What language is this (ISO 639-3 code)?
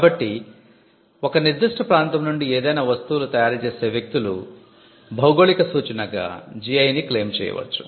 tel